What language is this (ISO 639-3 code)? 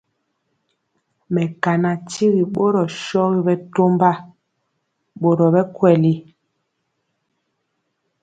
mcx